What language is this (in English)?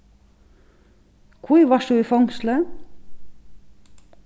Faroese